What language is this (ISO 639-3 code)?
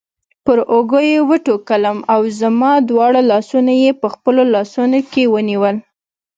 pus